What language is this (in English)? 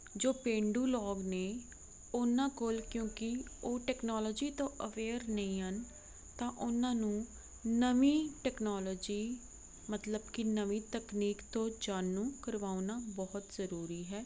Punjabi